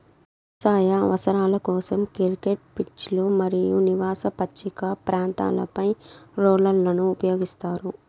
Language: Telugu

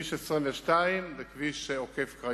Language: Hebrew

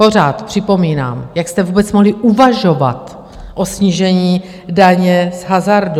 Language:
Czech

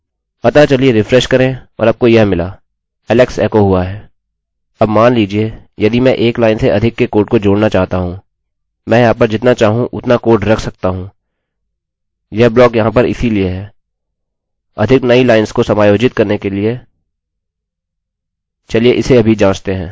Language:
Hindi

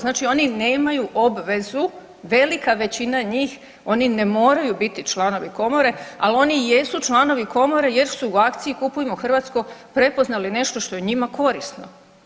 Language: Croatian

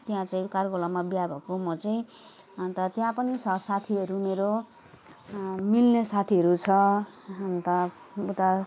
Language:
Nepali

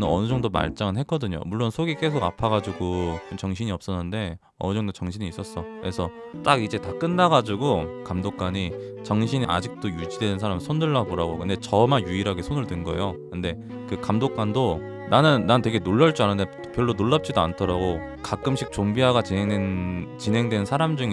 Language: Korean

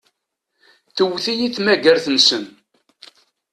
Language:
Kabyle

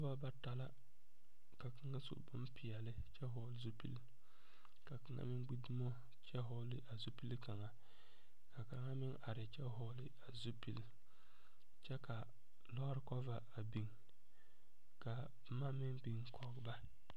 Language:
Southern Dagaare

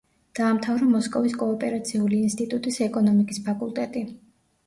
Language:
Georgian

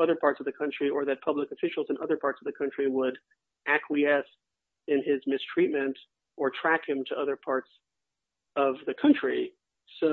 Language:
English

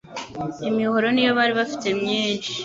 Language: Kinyarwanda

